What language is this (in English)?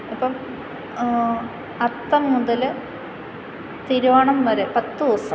Malayalam